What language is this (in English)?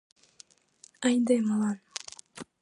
Mari